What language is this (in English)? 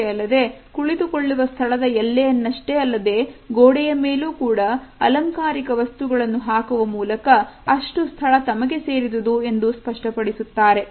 Kannada